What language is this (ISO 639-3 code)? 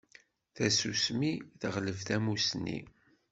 kab